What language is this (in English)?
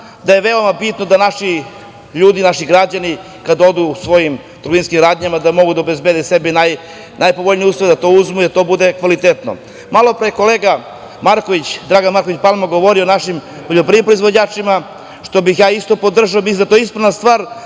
Serbian